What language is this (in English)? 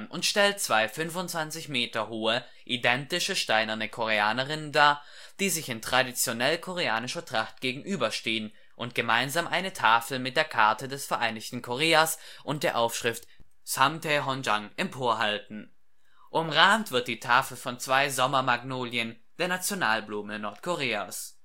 German